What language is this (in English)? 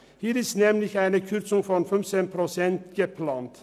Swiss German